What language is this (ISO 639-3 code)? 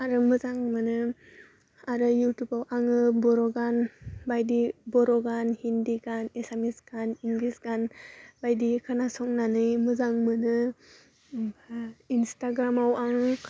brx